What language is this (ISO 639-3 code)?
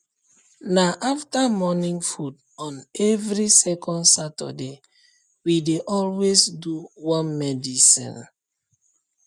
pcm